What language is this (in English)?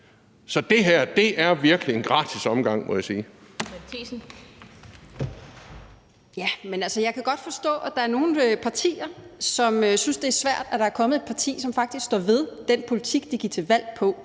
Danish